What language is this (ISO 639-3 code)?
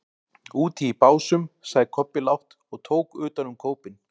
isl